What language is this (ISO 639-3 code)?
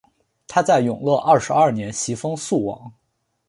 zho